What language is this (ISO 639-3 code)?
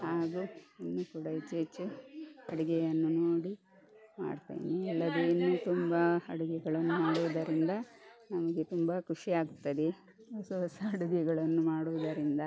kan